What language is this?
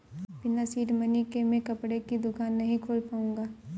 Hindi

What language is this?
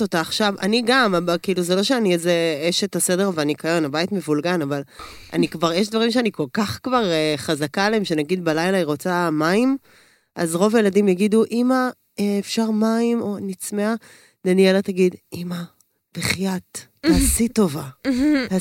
Hebrew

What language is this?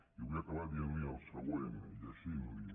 Catalan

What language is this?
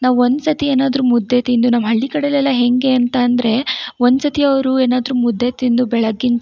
Kannada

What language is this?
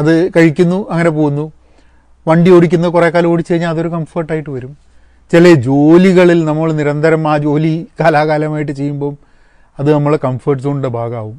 Malayalam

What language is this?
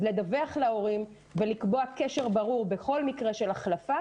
Hebrew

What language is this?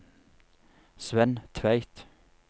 Norwegian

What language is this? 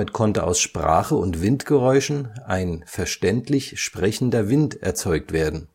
German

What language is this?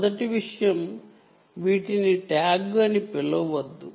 Telugu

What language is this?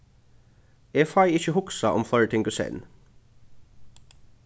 Faroese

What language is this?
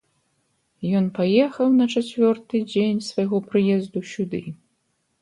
Belarusian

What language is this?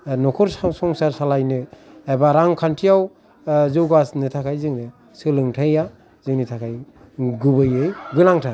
Bodo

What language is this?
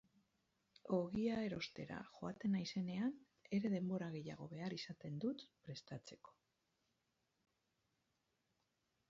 Basque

